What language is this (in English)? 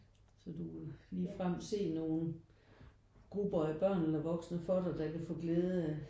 Danish